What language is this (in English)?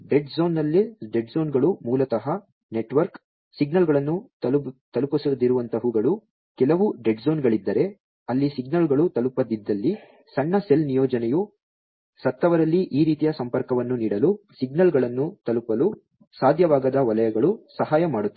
Kannada